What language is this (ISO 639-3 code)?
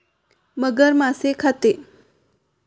mar